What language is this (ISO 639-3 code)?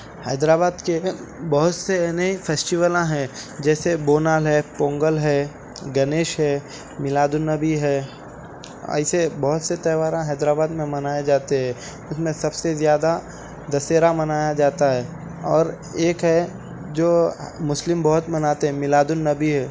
urd